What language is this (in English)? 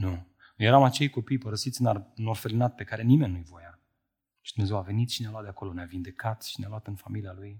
Romanian